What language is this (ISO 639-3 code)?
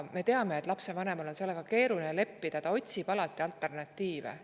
est